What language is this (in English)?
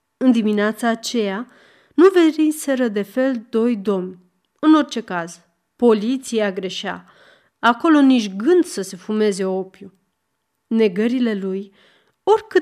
Romanian